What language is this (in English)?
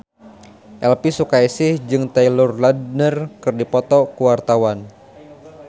Sundanese